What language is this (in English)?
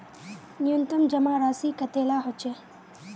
Magahi